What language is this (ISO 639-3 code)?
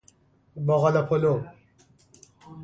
fas